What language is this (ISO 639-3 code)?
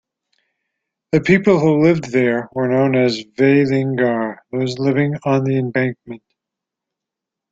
eng